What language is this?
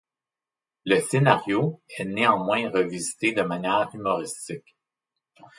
French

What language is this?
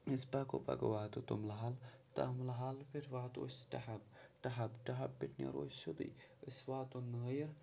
Kashmiri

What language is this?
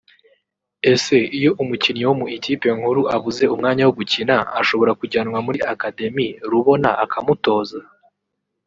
Kinyarwanda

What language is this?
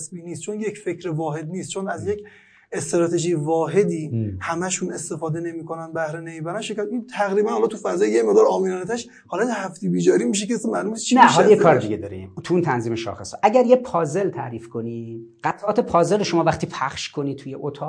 Persian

